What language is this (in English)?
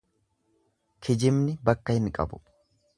Oromo